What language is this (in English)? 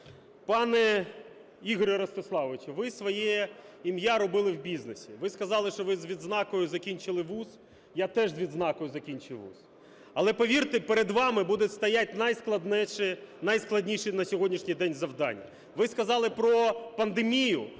Ukrainian